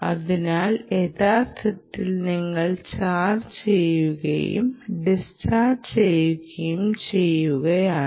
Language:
Malayalam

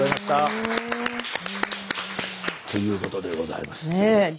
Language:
Japanese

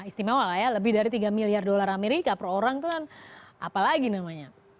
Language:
Indonesian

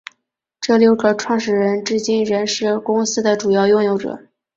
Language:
Chinese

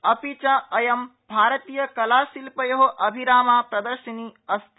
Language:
Sanskrit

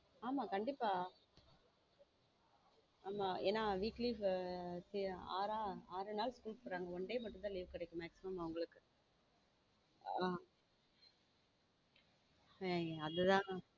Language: Tamil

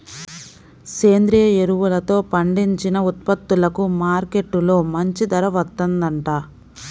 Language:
Telugu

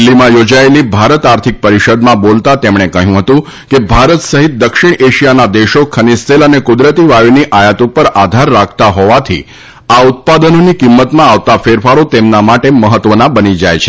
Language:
Gujarati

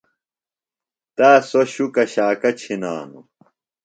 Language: Phalura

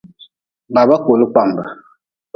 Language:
Nawdm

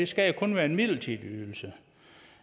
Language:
Danish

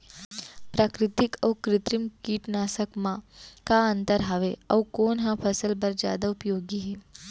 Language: Chhattisgarhi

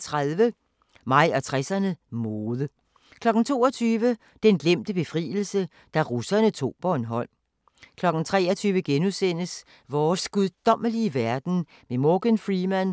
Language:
Danish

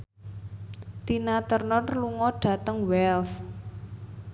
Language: Javanese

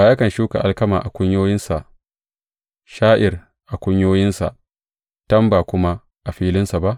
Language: Hausa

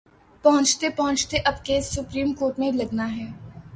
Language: Urdu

